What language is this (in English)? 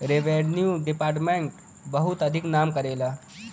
Bhojpuri